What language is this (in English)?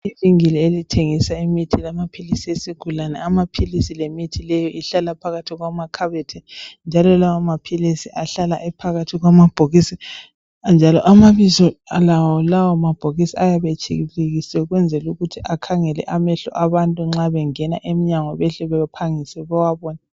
North Ndebele